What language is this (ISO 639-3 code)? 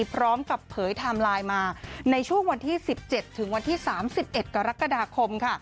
tha